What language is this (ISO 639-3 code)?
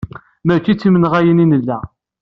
kab